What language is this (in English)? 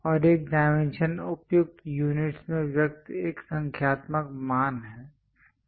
Hindi